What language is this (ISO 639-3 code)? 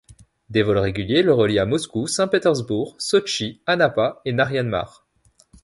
fra